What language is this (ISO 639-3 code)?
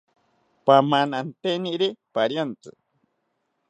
cpy